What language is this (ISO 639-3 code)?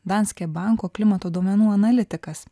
lit